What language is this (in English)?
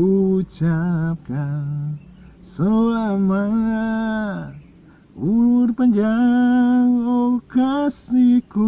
Indonesian